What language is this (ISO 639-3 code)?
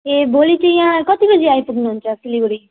nep